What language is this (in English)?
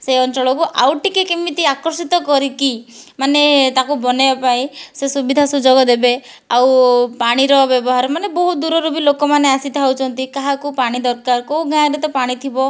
Odia